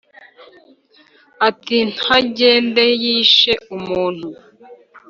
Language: Kinyarwanda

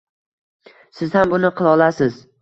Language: Uzbek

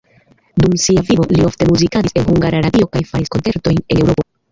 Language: Esperanto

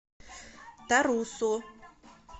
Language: Russian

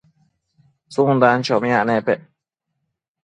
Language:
Matsés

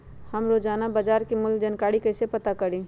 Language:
Magahi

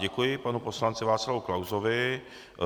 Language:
Czech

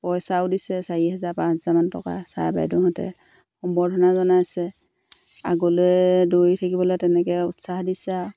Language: Assamese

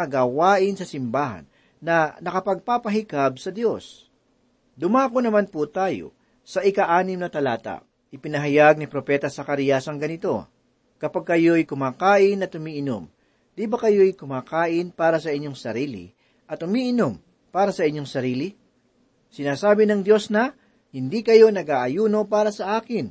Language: Filipino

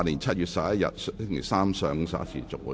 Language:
Cantonese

